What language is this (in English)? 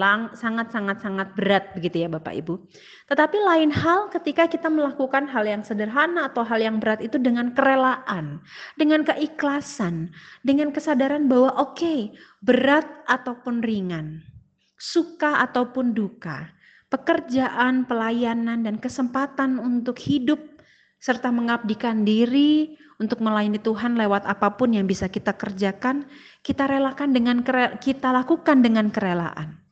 Indonesian